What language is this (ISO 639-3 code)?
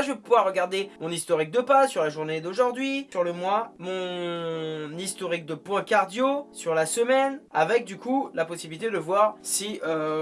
fra